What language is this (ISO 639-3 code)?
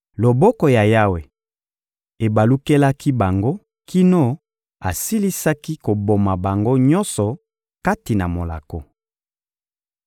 lin